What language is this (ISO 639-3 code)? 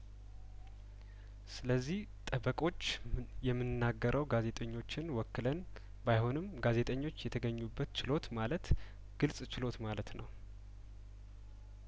amh